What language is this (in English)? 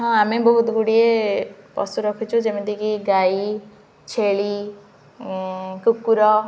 Odia